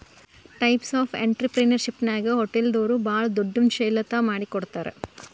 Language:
Kannada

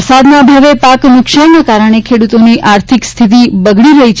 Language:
Gujarati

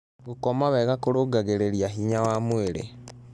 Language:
Kikuyu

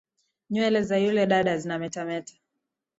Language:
Swahili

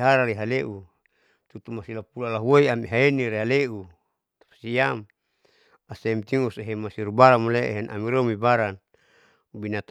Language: Saleman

